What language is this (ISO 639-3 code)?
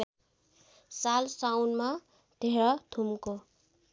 nep